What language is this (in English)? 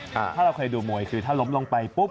Thai